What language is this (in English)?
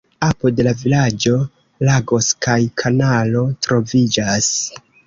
Esperanto